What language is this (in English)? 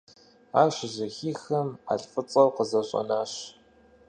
Kabardian